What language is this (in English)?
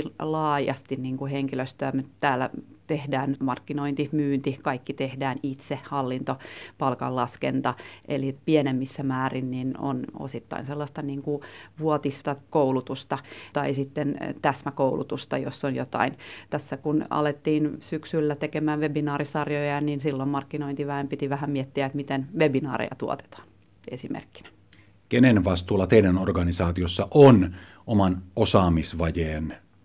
Finnish